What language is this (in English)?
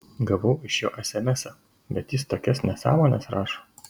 Lithuanian